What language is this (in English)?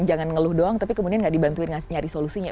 Indonesian